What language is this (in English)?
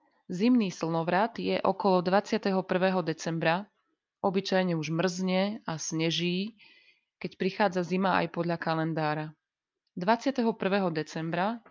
Slovak